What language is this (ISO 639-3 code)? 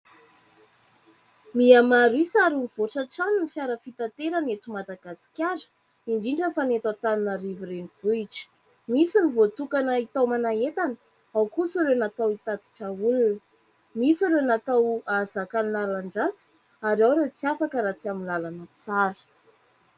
mlg